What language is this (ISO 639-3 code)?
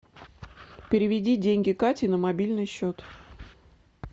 rus